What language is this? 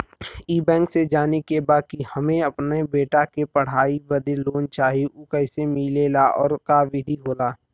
Bhojpuri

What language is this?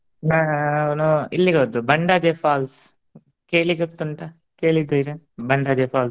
Kannada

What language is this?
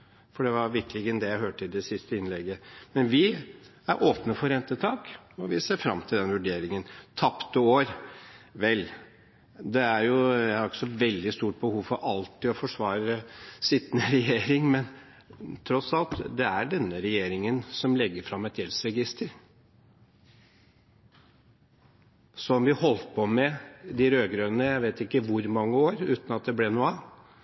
Norwegian Bokmål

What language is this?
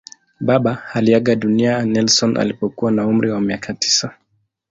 Swahili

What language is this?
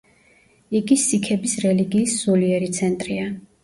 Georgian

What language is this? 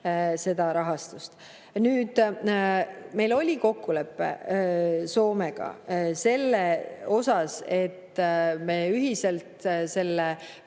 Estonian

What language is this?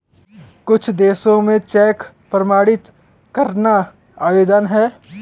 Hindi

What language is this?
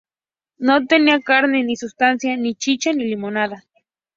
Spanish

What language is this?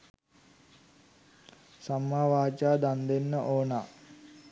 Sinhala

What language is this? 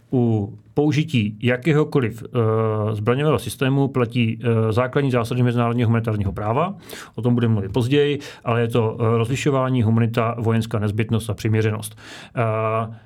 Czech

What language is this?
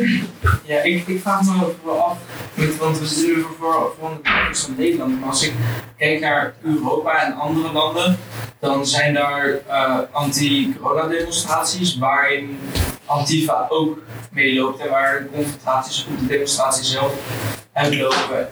Dutch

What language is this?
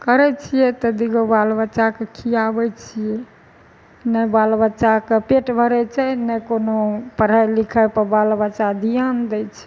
Maithili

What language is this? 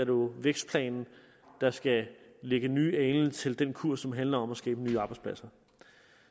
Danish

